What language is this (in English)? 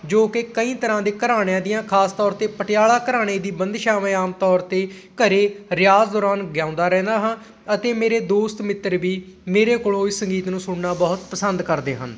Punjabi